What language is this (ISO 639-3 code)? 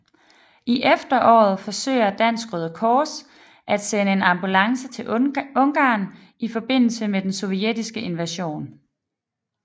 dan